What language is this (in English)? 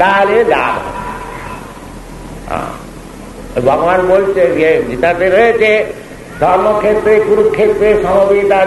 Indonesian